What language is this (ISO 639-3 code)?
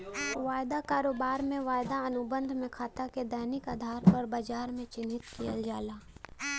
bho